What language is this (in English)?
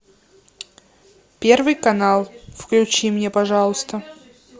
Russian